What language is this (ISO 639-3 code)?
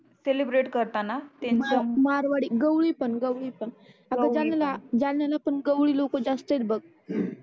mar